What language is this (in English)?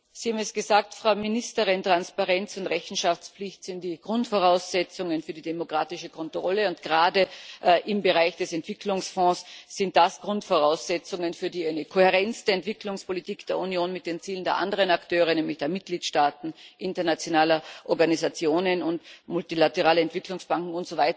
German